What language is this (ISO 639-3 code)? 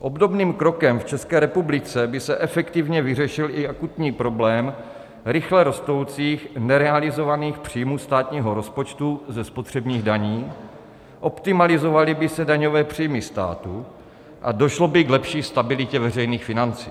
ces